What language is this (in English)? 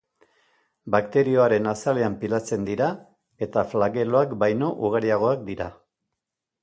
Basque